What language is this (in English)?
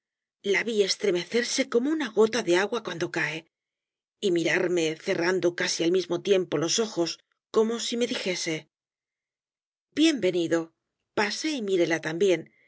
Spanish